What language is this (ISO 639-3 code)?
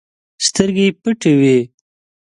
pus